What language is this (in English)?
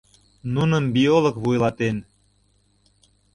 Mari